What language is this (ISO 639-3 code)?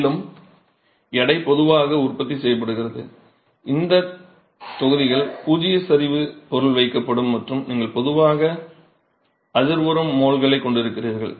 tam